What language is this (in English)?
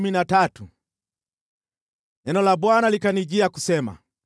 Swahili